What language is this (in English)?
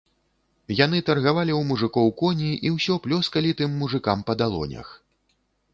Belarusian